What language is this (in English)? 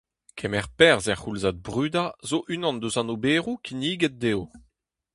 Breton